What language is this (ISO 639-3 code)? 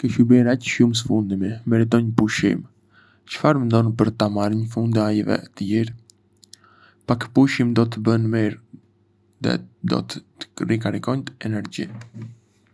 aae